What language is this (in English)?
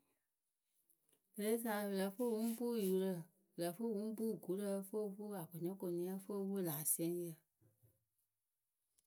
Akebu